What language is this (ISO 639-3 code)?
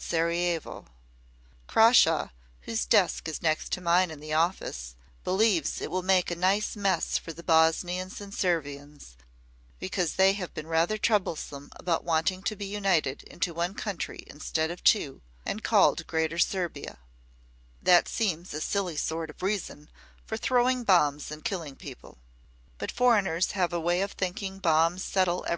eng